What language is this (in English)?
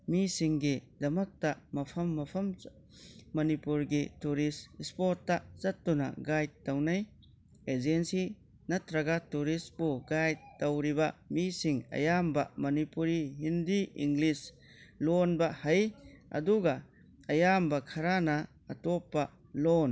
Manipuri